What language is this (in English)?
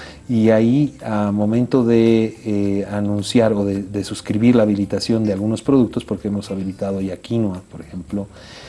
Spanish